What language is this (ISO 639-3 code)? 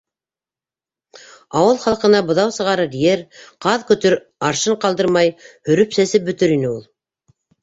bak